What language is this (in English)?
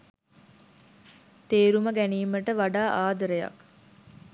Sinhala